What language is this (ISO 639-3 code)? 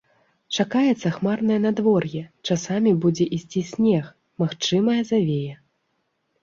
bel